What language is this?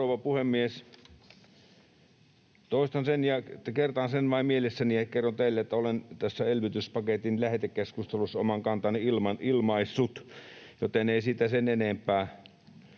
Finnish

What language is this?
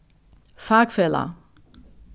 Faroese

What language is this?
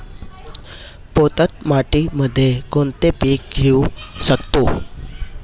Marathi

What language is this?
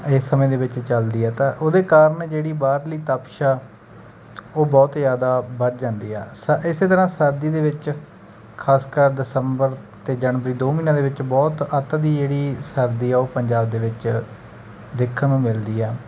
Punjabi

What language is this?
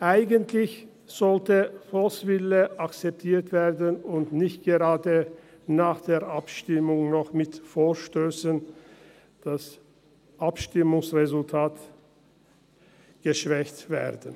Swiss German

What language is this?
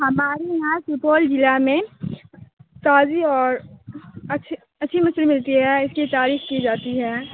Urdu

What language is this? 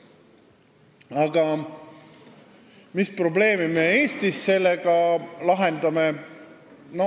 Estonian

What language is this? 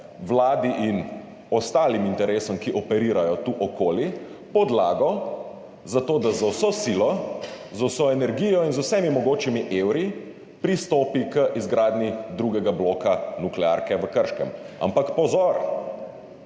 Slovenian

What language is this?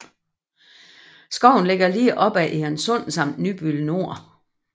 Danish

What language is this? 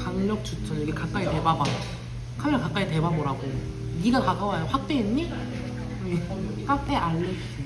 Korean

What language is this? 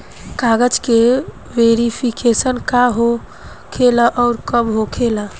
Bhojpuri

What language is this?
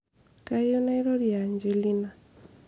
Masai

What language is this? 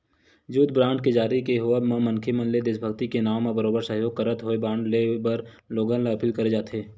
Chhattisgarhi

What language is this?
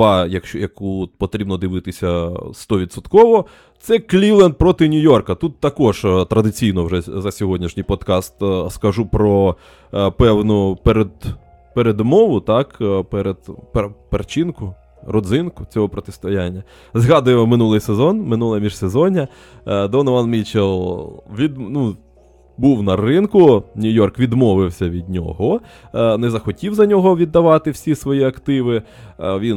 Ukrainian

